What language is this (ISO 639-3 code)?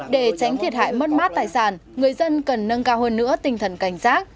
vie